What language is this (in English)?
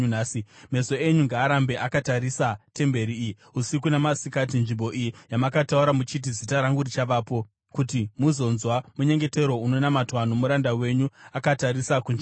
Shona